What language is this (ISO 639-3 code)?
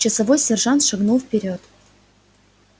rus